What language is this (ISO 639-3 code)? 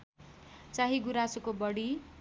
nep